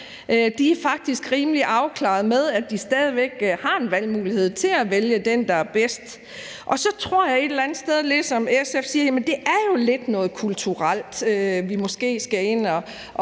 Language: Danish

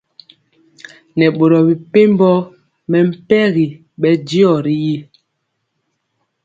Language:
Mpiemo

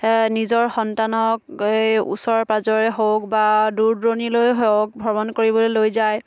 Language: Assamese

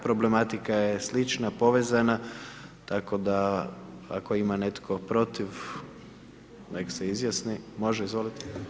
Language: Croatian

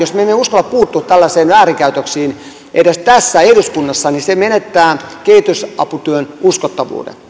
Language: Finnish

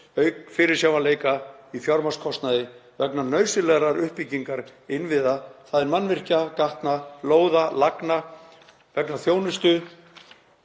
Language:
Icelandic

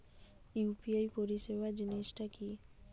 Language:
Bangla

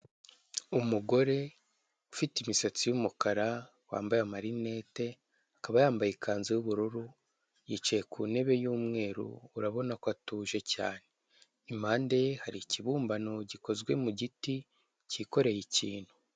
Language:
Kinyarwanda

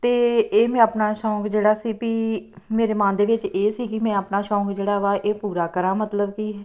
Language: Punjabi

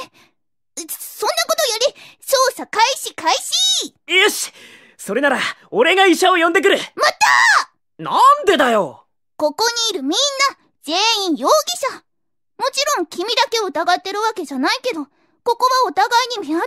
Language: Japanese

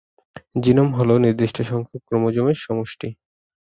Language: Bangla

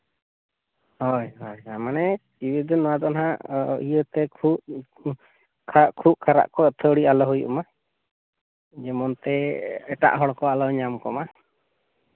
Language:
Santali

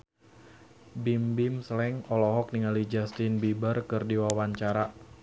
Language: Sundanese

